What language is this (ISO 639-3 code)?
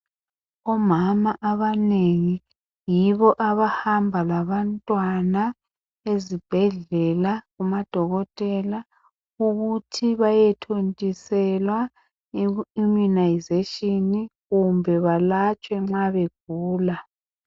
nde